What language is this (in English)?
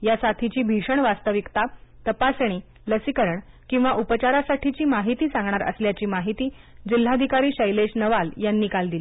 Marathi